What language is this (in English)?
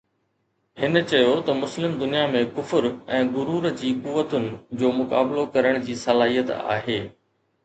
Sindhi